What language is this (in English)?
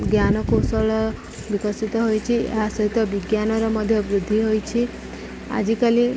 Odia